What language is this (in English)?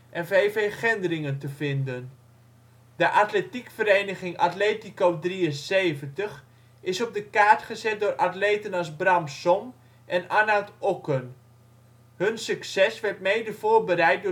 Dutch